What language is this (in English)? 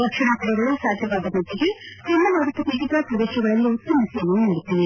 Kannada